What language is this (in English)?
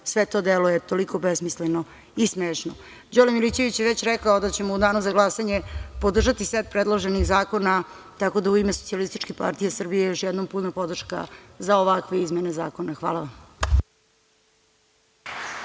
Serbian